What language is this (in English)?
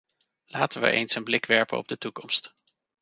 Dutch